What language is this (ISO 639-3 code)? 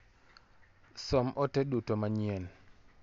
luo